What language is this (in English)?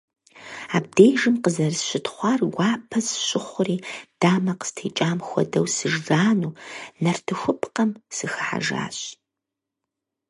Kabardian